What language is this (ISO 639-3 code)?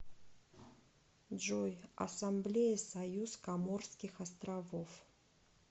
rus